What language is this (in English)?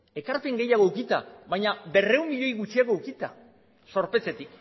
Basque